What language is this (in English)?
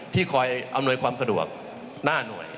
Thai